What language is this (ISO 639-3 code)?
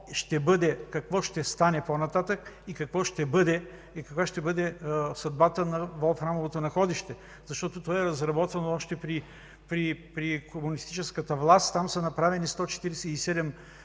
bul